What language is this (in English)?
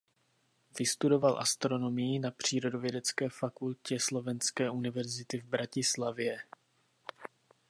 Czech